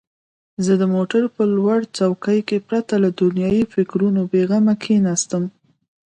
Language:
Pashto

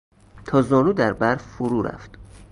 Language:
Persian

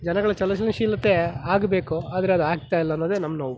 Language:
Kannada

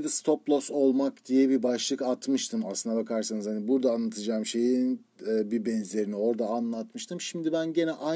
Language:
Turkish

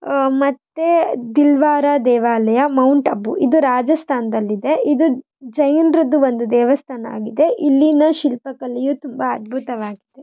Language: Kannada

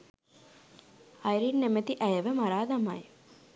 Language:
Sinhala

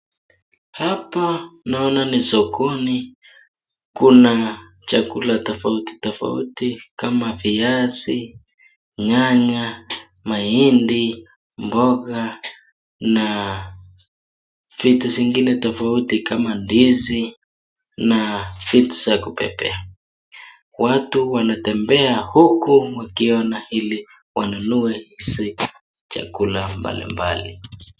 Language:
Swahili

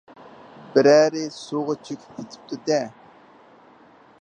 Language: Uyghur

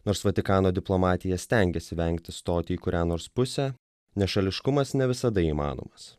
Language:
Lithuanian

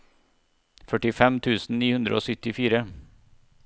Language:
Norwegian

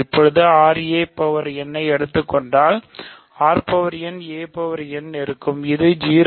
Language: Tamil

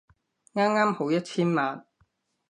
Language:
Cantonese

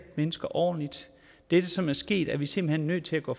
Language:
Danish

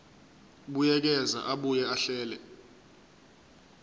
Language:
Zulu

